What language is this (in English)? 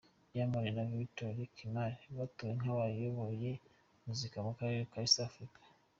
Kinyarwanda